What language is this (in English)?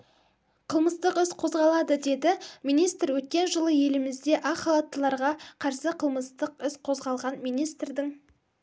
Kazakh